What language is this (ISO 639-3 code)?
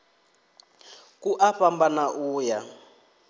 ven